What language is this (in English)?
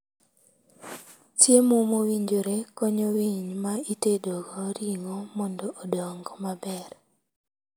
Luo (Kenya and Tanzania)